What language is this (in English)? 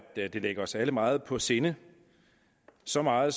Danish